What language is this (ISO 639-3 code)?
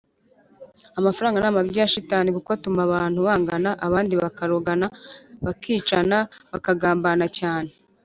kin